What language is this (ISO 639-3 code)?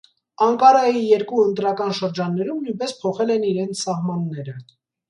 hye